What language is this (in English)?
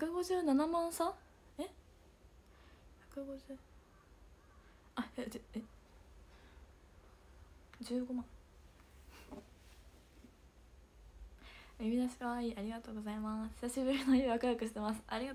Japanese